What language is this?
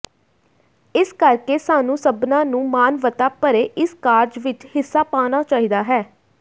Punjabi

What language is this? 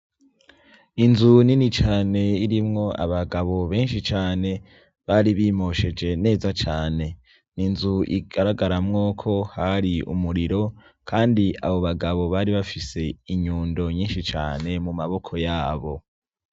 Rundi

